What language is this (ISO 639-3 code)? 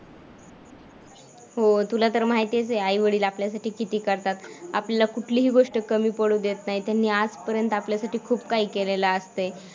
mar